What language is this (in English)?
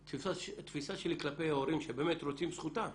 Hebrew